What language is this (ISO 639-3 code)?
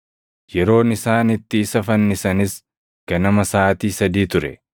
orm